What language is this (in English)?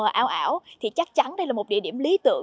Vietnamese